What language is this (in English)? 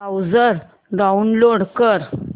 Marathi